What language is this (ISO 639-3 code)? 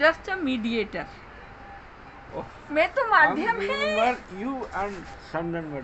ben